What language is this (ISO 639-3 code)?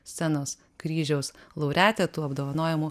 lit